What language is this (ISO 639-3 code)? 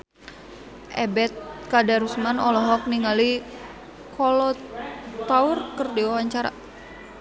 sun